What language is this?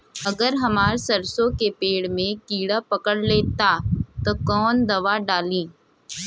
Bhojpuri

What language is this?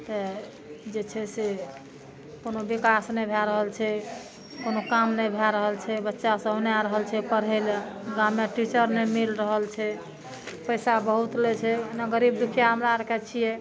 Maithili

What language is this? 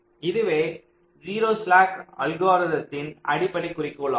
Tamil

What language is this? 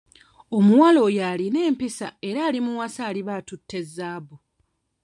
Ganda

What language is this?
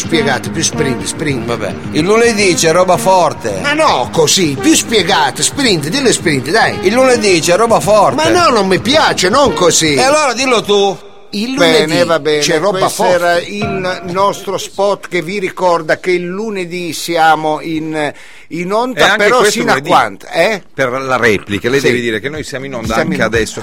Italian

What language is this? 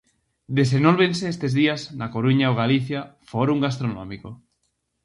Galician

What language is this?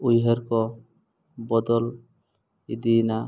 Santali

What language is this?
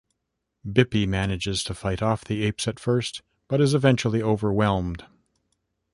English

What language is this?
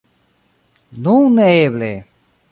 Esperanto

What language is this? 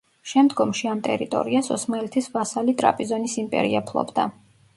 Georgian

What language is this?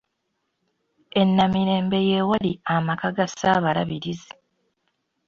Ganda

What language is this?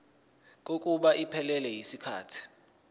Zulu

